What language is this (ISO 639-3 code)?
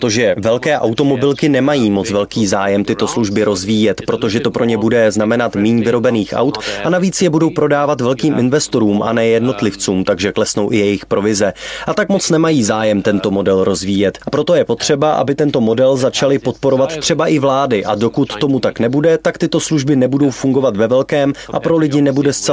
ces